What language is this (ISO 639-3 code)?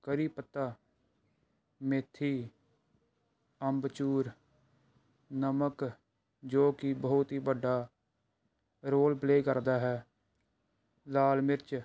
pan